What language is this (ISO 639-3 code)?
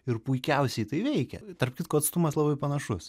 lit